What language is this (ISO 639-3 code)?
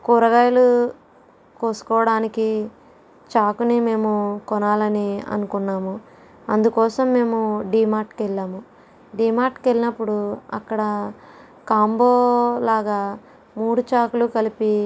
tel